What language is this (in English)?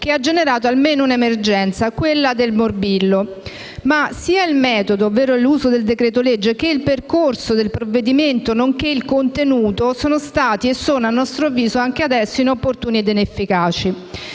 Italian